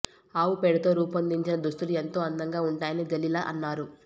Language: Telugu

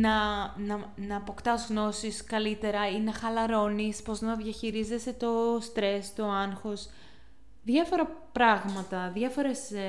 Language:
Greek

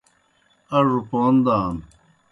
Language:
Kohistani Shina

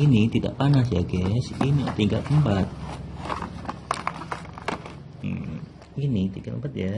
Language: Indonesian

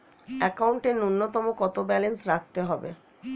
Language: Bangla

